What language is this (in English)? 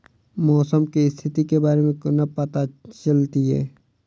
Maithili